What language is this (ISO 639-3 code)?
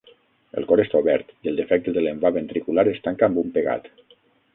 cat